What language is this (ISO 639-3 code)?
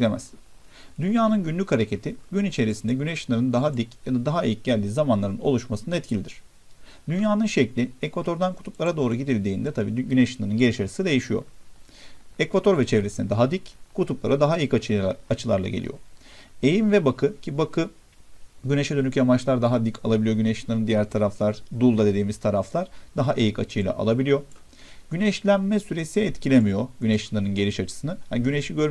tur